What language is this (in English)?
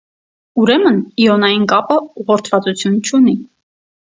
Armenian